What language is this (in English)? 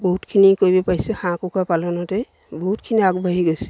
Assamese